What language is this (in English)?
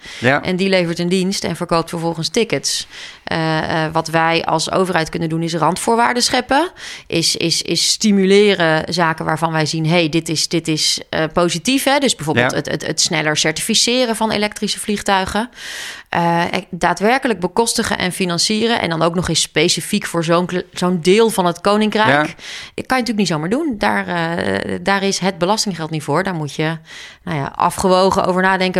Dutch